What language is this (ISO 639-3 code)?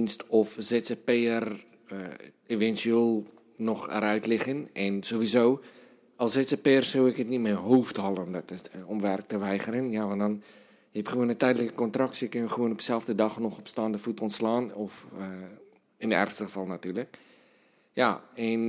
nld